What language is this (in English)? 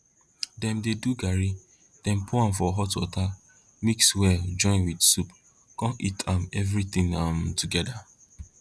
Nigerian Pidgin